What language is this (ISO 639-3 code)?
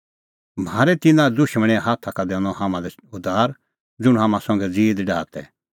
kfx